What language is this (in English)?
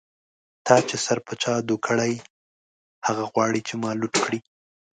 Pashto